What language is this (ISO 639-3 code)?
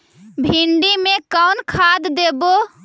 mag